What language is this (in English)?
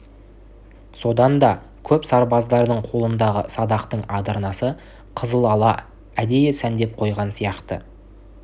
Kazakh